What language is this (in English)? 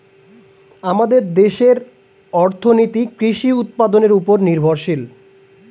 Bangla